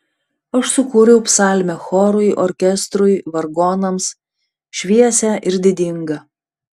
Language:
Lithuanian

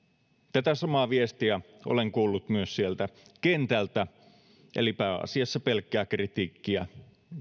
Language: Finnish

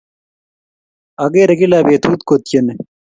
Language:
Kalenjin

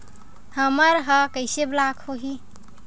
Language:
Chhattisgarhi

